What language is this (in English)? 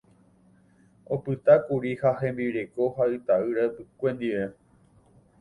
Guarani